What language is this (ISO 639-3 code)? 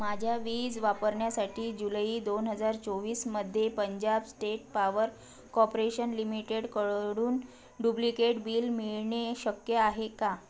mar